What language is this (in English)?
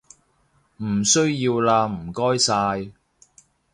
Cantonese